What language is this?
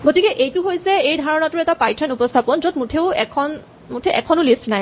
Assamese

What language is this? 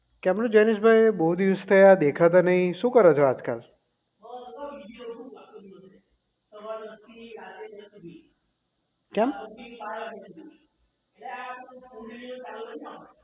Gujarati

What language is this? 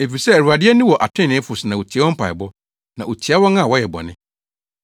Akan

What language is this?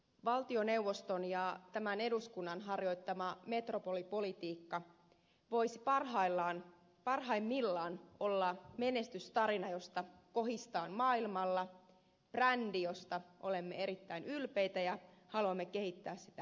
Finnish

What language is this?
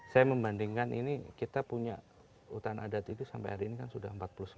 Indonesian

